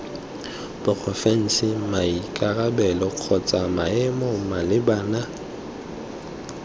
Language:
Tswana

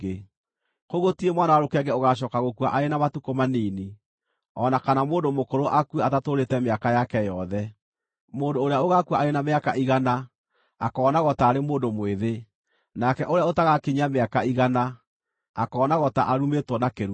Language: Kikuyu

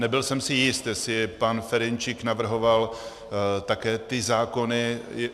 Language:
Czech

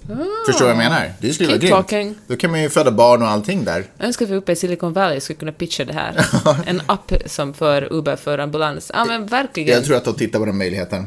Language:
Swedish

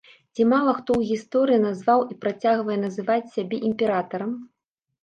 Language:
Belarusian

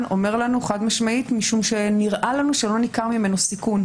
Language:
Hebrew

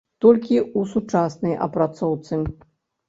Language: Belarusian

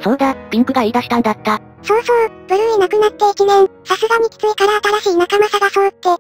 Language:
Japanese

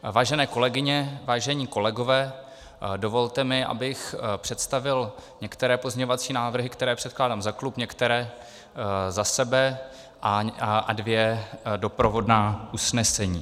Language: Czech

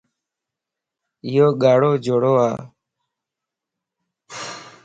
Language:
Lasi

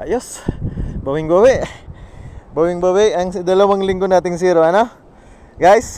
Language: Filipino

